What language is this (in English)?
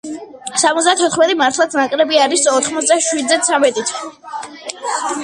Georgian